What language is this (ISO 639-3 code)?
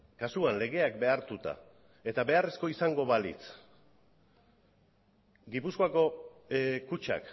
eus